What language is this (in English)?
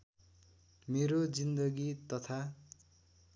Nepali